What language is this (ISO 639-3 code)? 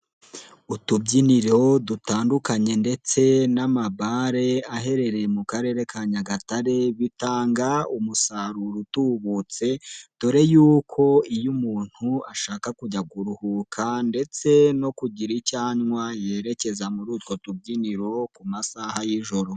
kin